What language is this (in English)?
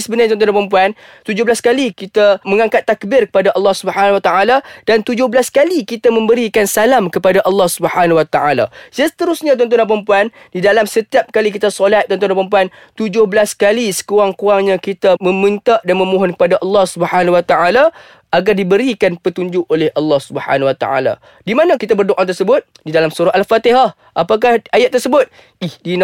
Malay